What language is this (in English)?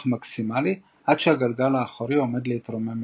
Hebrew